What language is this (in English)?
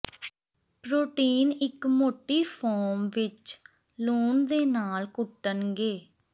Punjabi